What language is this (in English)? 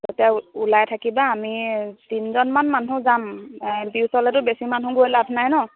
Assamese